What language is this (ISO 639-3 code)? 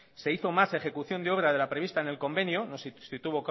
spa